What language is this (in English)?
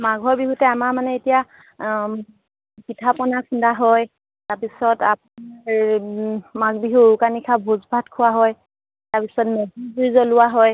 Assamese